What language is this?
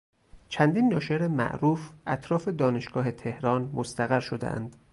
Persian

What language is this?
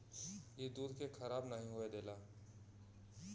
Bhojpuri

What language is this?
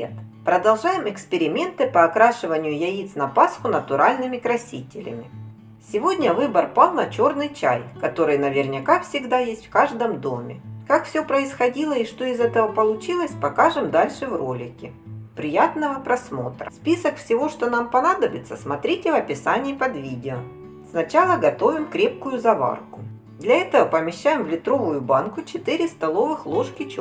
Russian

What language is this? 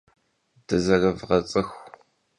Kabardian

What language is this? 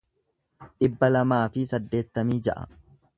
Oromo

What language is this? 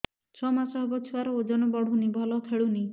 Odia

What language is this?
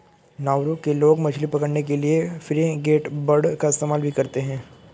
Hindi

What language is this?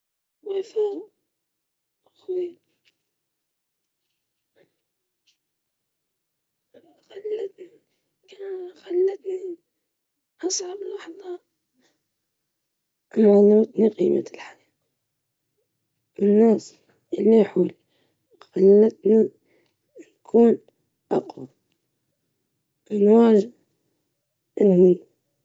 Libyan Arabic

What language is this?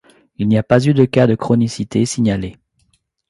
French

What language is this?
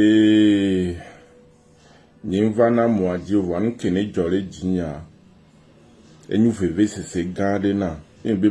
French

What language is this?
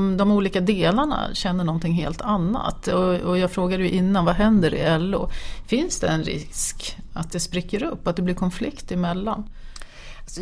Swedish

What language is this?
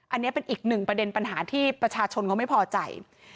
Thai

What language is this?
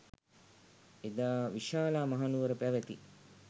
Sinhala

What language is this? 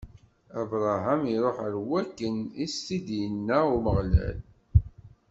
Kabyle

